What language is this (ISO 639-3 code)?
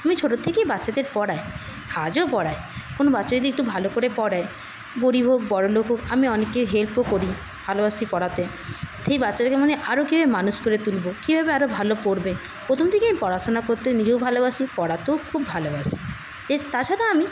ben